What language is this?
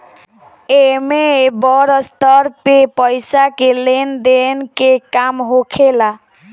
Bhojpuri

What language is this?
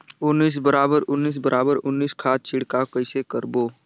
Chhattisgarhi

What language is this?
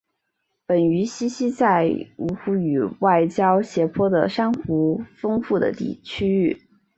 Chinese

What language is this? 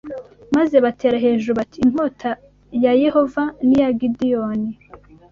Kinyarwanda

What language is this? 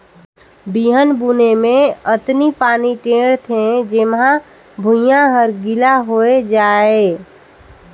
Chhattisgarhi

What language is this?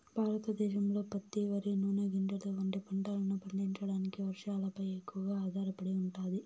Telugu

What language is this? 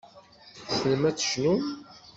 Kabyle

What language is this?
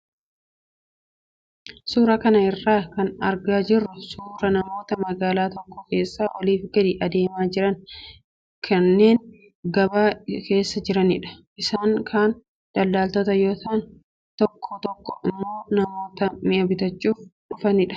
Oromo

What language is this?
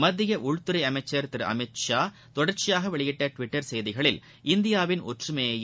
Tamil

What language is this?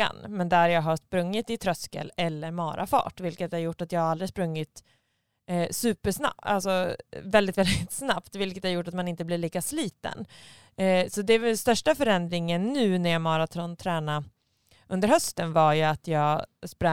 Swedish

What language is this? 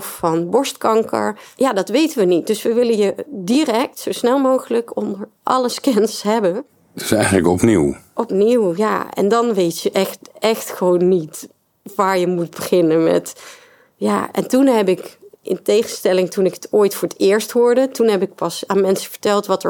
Dutch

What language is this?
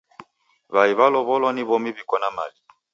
Taita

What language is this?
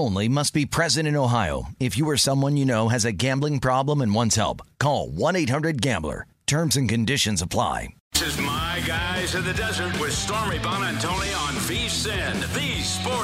English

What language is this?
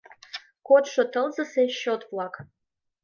Mari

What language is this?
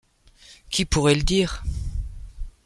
French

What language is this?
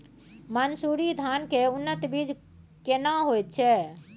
Maithili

